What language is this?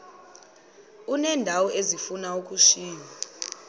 Xhosa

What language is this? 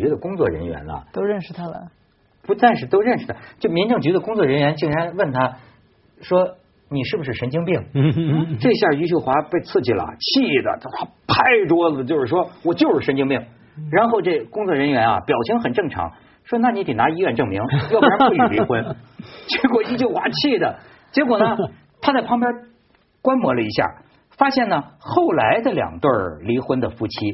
Chinese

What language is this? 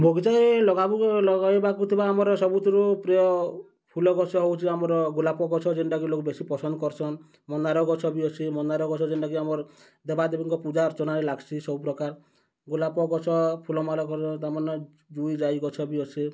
Odia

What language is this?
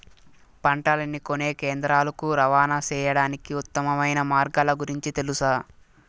Telugu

